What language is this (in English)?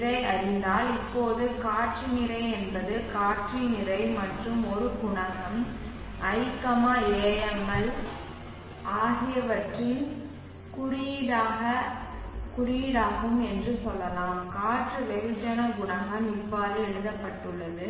Tamil